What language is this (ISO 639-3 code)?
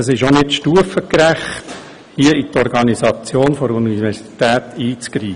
gsw